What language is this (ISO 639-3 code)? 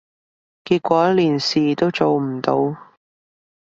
yue